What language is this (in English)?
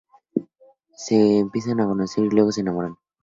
Spanish